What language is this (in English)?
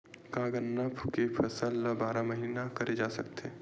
Chhattisgarhi